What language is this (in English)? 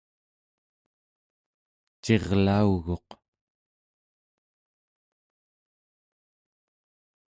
Central Yupik